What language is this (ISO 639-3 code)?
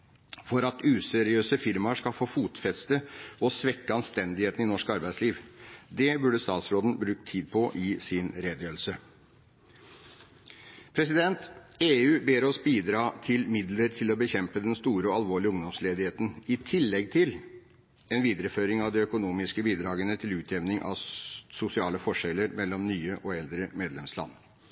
nob